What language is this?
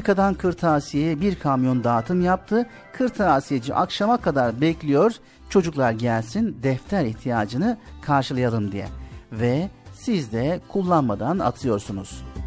Turkish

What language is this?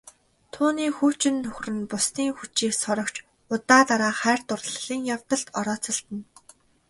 Mongolian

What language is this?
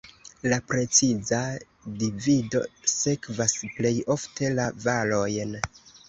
Esperanto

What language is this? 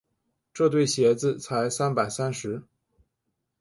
Chinese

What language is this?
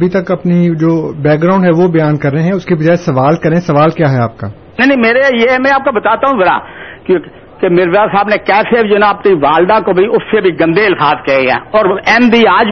Urdu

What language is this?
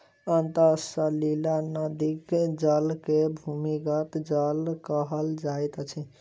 Maithili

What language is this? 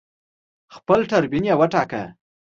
Pashto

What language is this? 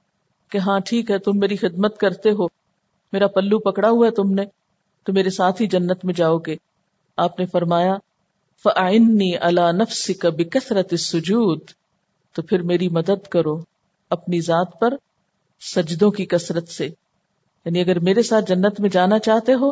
Urdu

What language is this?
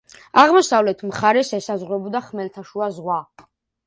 Georgian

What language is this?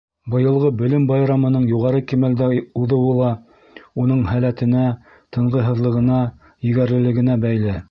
Bashkir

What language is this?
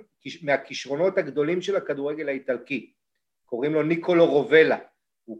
Hebrew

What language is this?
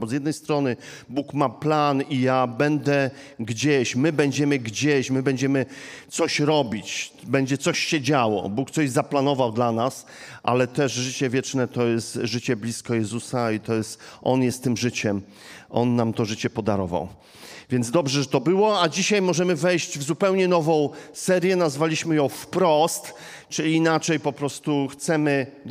Polish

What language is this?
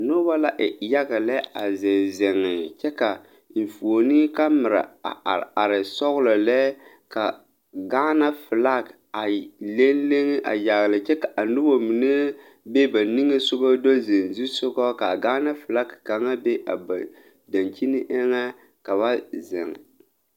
Southern Dagaare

